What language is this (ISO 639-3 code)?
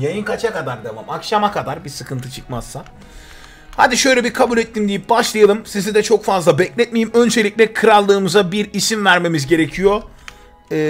tur